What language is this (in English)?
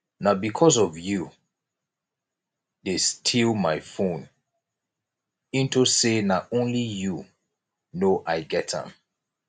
Nigerian Pidgin